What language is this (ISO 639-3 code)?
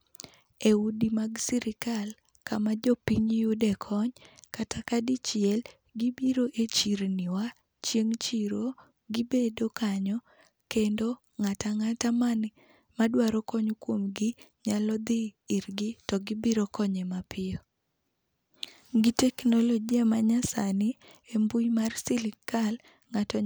luo